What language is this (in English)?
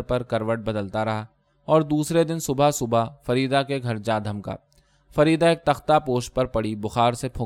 Urdu